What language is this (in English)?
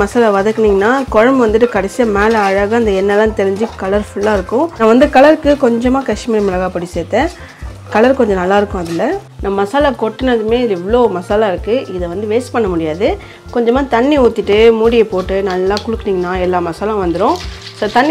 Arabic